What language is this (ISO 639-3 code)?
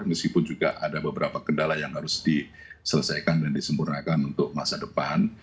ind